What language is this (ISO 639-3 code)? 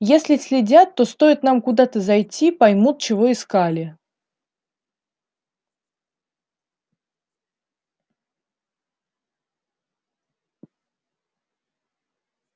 rus